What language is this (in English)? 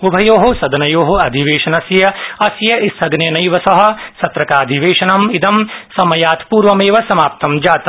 Sanskrit